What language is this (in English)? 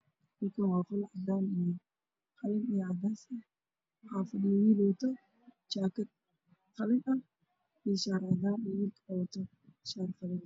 Somali